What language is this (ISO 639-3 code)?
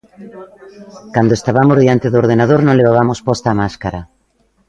glg